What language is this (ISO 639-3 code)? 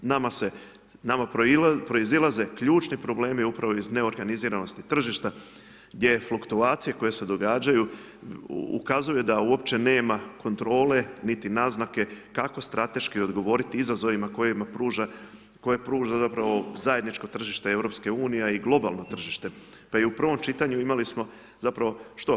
hrv